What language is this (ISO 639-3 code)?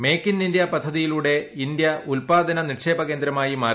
mal